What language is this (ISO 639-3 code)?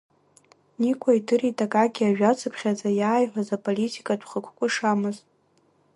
abk